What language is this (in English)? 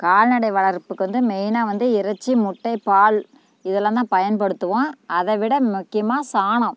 Tamil